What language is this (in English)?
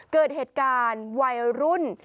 Thai